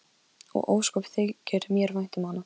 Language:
Icelandic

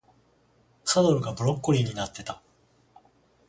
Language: Japanese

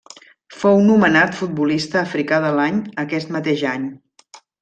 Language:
Catalan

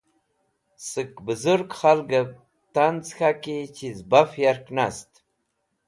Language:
Wakhi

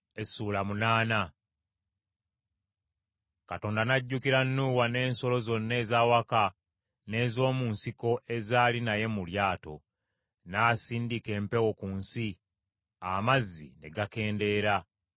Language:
Ganda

